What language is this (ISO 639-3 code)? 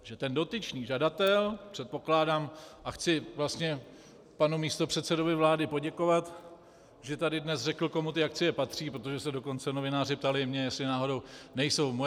ces